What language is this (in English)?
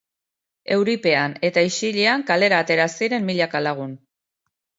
Basque